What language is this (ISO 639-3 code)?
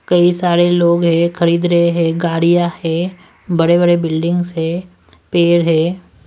hin